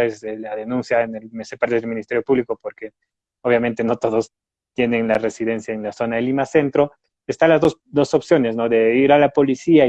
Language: Spanish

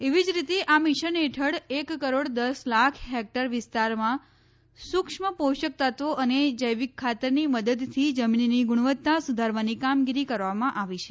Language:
Gujarati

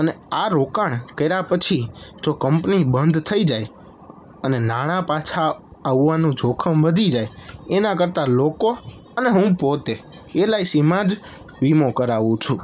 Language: Gujarati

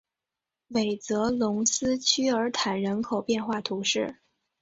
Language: Chinese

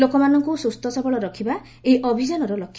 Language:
Odia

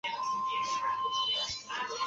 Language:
Chinese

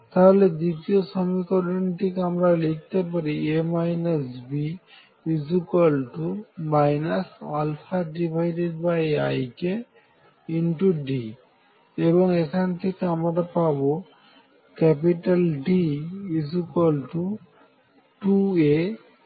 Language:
Bangla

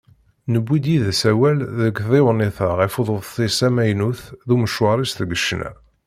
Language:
Kabyle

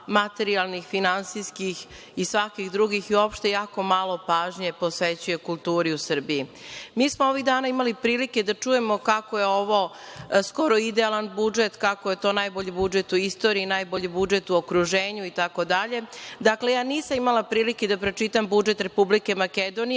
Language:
Serbian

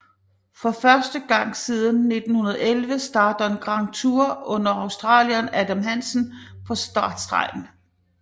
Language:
Danish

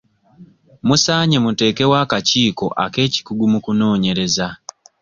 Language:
Ganda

